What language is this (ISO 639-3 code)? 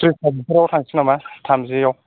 brx